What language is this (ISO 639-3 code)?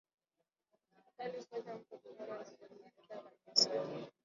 swa